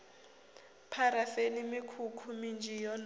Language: Venda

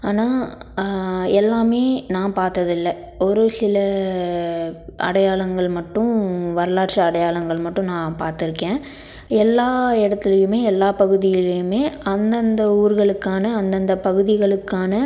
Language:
Tamil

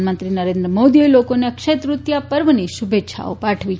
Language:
Gujarati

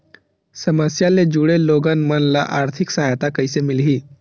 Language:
Chhattisgarhi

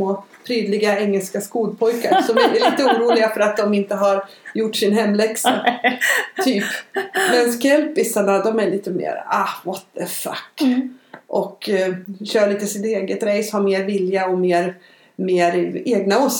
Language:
Swedish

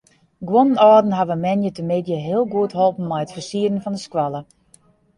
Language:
Western Frisian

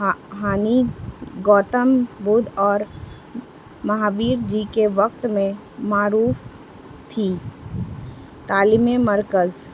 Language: Urdu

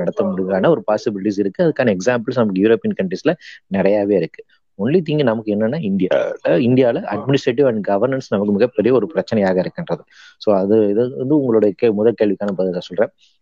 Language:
Tamil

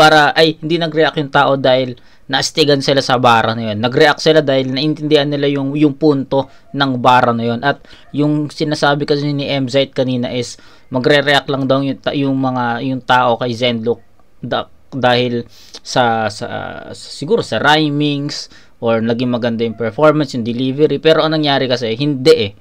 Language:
Filipino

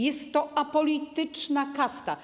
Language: Polish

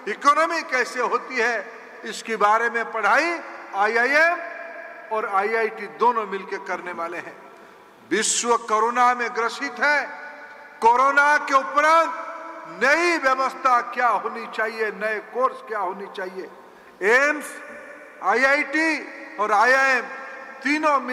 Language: Hindi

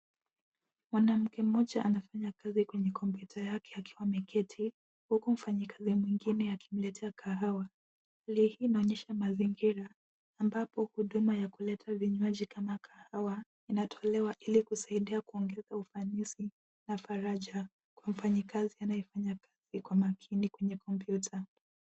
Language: Swahili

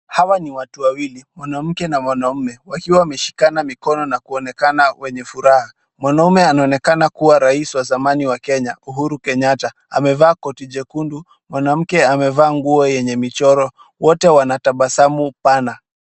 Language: Swahili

